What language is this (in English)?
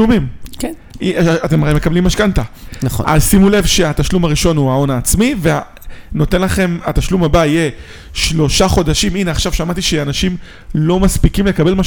Hebrew